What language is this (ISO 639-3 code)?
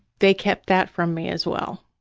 eng